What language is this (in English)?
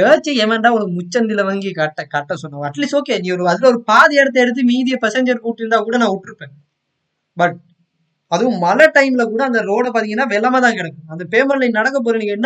Tamil